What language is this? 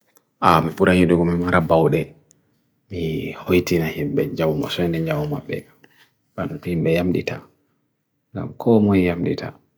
Bagirmi Fulfulde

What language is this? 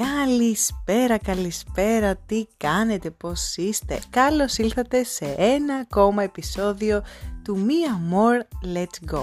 Greek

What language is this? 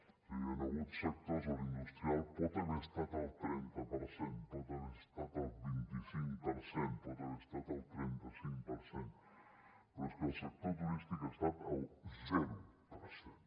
Catalan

